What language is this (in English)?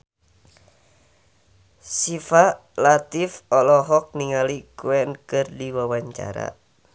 Sundanese